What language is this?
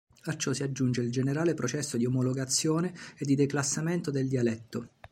Italian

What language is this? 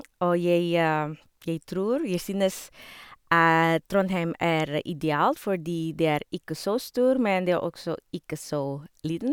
Norwegian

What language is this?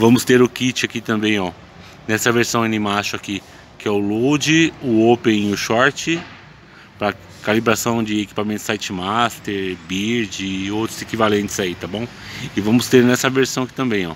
Portuguese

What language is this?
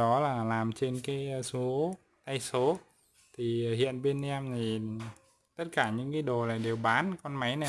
Vietnamese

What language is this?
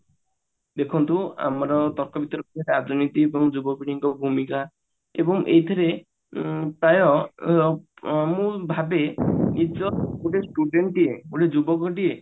Odia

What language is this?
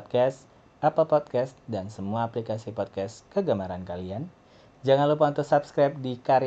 Indonesian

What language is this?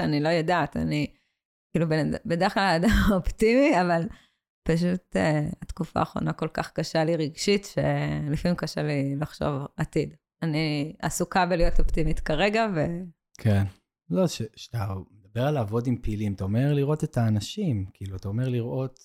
Hebrew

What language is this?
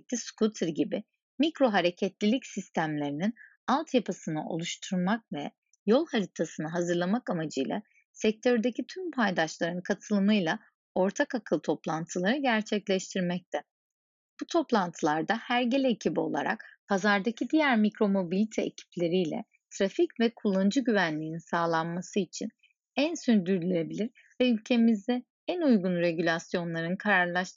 Turkish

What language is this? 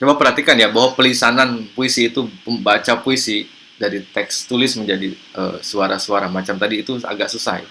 Indonesian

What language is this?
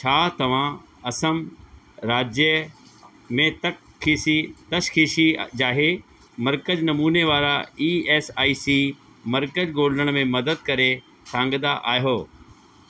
Sindhi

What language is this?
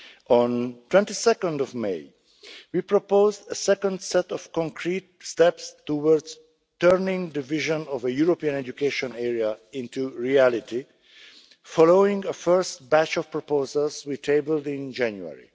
English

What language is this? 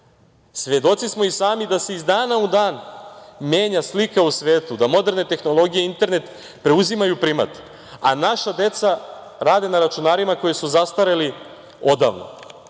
Serbian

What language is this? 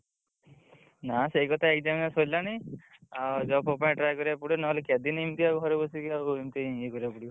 Odia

